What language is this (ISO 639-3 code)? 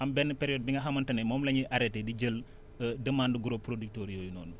wol